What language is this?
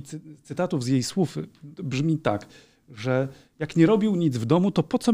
Polish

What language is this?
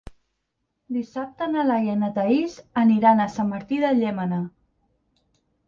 Catalan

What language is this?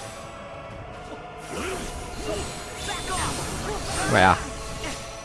German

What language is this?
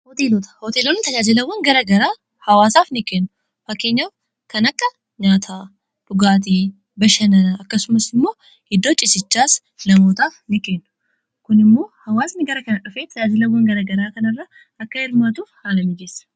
Oromo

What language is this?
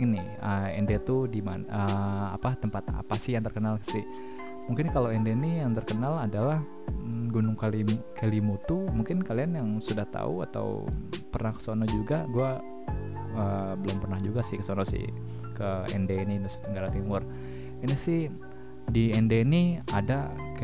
Indonesian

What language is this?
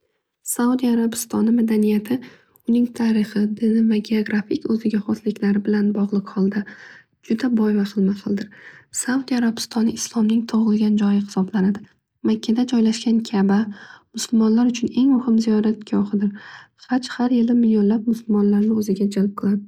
Uzbek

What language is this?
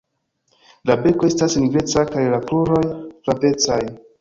Esperanto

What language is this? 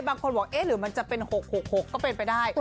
Thai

